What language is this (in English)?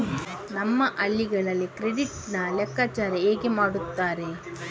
Kannada